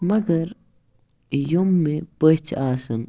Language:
Kashmiri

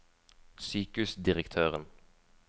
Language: Norwegian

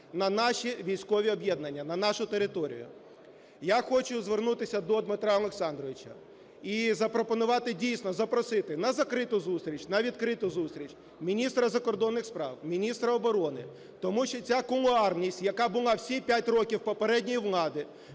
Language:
Ukrainian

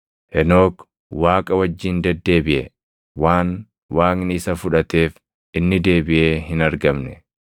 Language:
Oromo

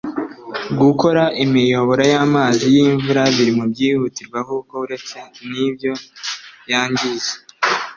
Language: Kinyarwanda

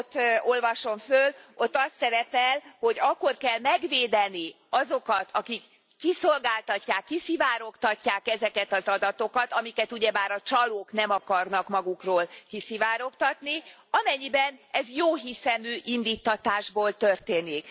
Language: Hungarian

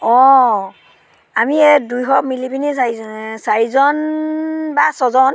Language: Assamese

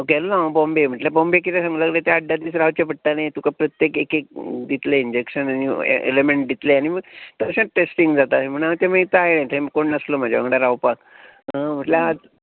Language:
Konkani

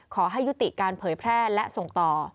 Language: Thai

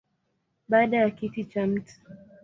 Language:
Swahili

